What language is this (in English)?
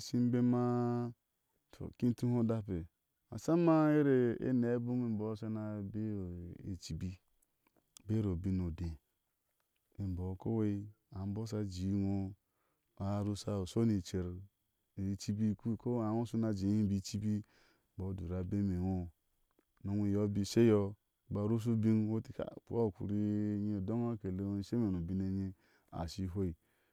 Ashe